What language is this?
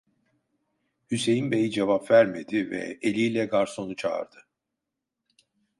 Turkish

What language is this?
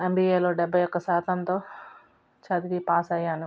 Telugu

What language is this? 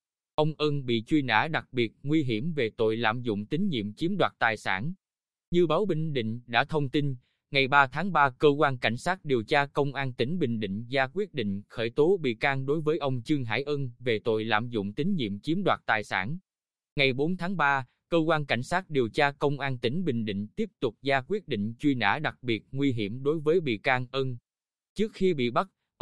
Vietnamese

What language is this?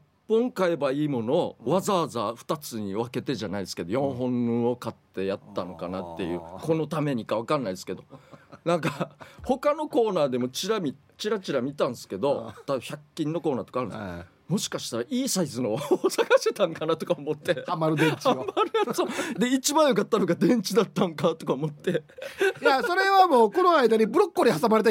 Japanese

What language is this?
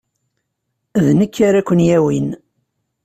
Kabyle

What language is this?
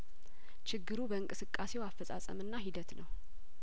Amharic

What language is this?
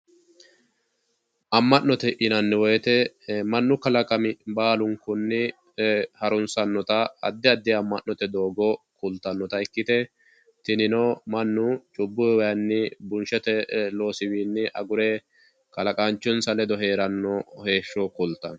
Sidamo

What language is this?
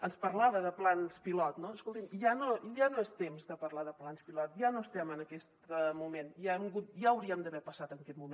Catalan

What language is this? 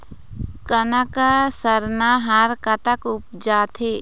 Chhattisgarhi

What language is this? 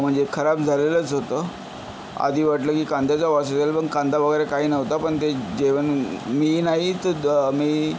Marathi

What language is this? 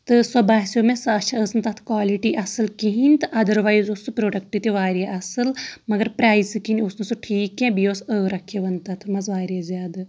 Kashmiri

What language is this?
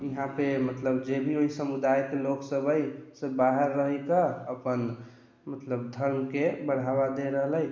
Maithili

